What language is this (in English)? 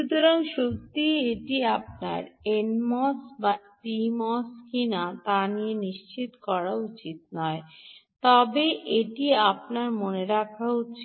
Bangla